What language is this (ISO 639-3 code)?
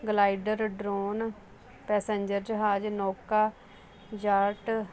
pan